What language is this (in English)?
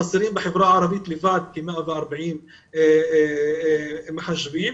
Hebrew